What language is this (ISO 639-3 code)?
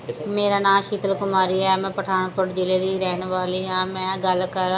pan